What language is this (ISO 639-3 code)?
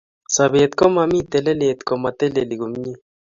kln